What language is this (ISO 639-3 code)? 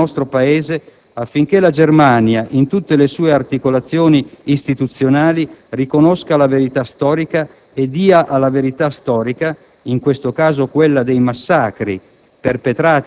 ita